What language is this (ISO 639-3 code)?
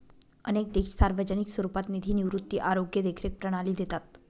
mar